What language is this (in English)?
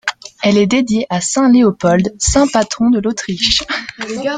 French